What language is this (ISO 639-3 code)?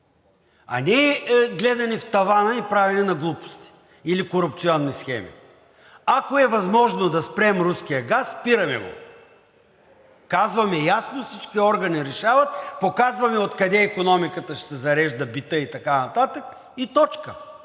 bul